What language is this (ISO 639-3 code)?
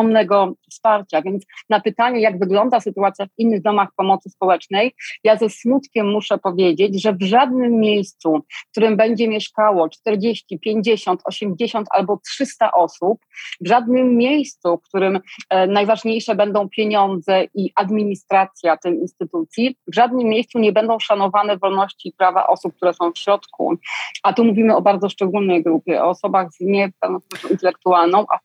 pol